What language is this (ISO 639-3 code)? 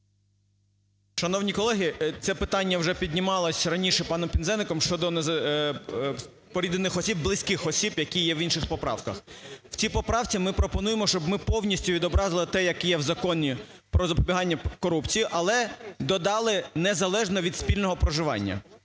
ukr